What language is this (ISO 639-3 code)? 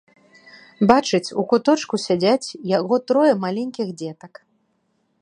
bel